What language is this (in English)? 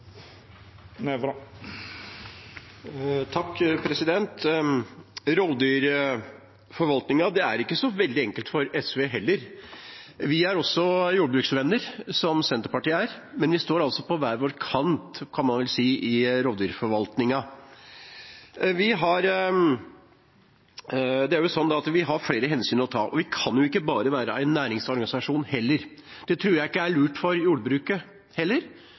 Norwegian Bokmål